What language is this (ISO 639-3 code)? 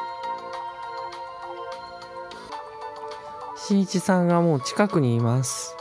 jpn